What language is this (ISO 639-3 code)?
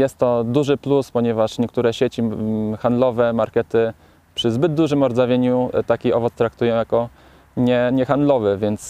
pol